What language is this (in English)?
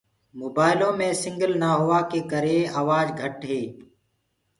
Gurgula